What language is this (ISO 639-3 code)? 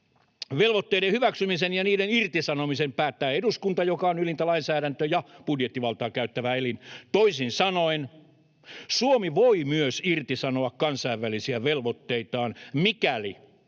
fin